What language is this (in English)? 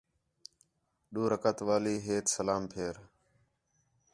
Khetrani